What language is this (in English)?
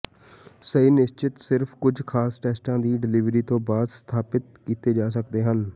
Punjabi